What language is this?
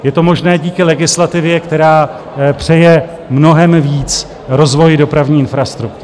Czech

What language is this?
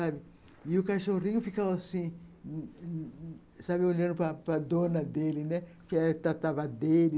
Portuguese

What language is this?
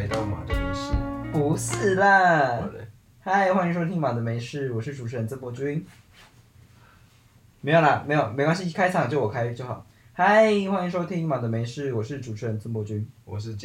Chinese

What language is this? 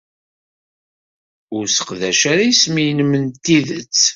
Kabyle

